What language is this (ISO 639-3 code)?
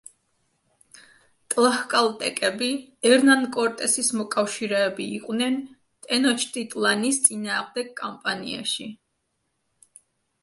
kat